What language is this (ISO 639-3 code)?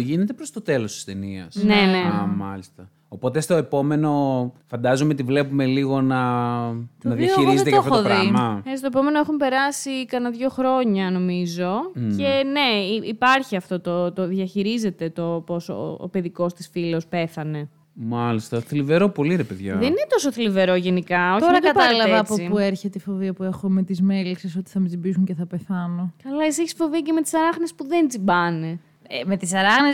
ell